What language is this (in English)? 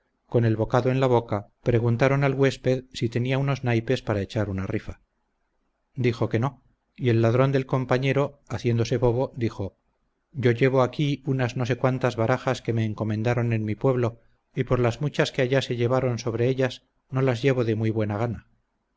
Spanish